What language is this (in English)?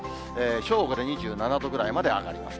Japanese